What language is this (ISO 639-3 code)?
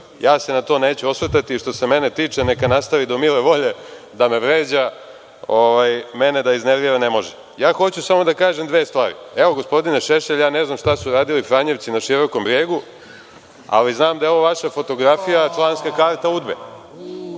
srp